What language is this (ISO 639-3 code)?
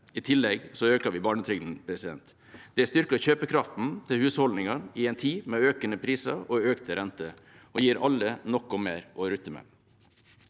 nor